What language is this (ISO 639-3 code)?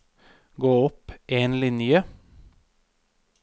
nor